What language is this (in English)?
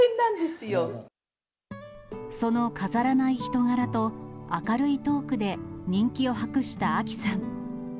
Japanese